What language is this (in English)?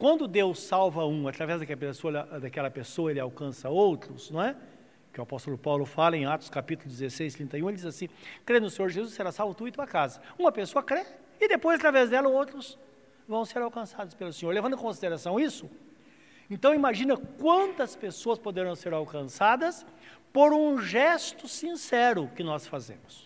Portuguese